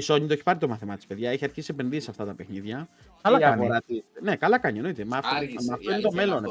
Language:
Greek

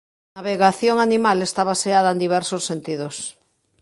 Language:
Galician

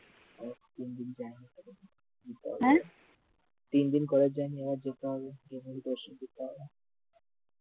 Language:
Bangla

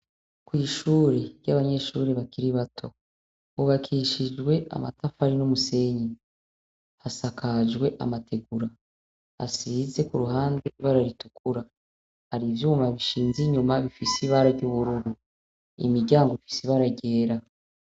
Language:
Rundi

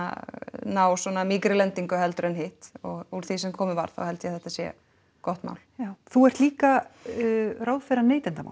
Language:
Icelandic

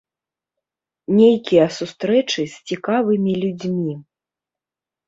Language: Belarusian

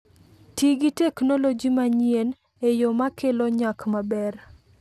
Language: Luo (Kenya and Tanzania)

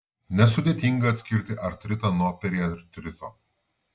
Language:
Lithuanian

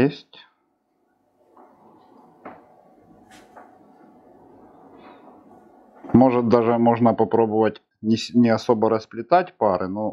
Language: Russian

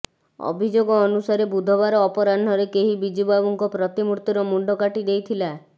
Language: Odia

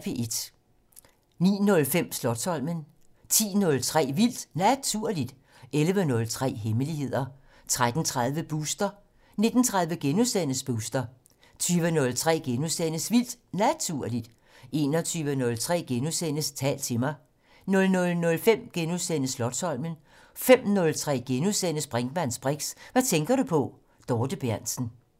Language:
Danish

